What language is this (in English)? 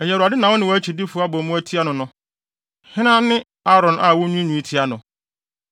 Akan